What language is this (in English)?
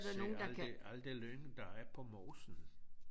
Danish